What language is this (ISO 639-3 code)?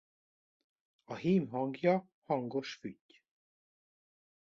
hun